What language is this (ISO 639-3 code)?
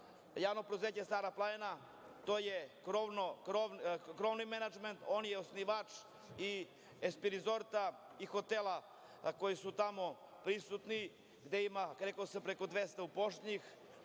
srp